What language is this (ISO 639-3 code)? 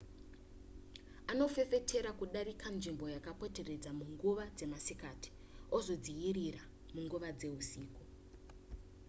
sna